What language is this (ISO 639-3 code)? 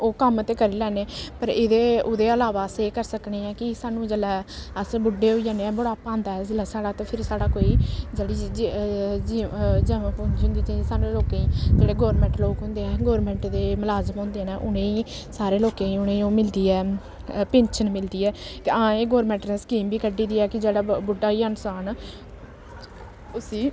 doi